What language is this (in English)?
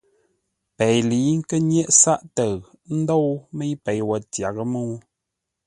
Ngombale